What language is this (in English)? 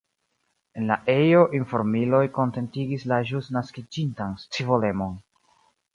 Esperanto